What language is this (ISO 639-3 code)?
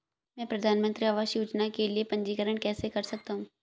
hin